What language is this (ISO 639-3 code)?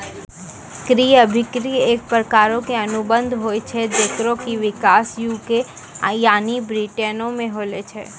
mai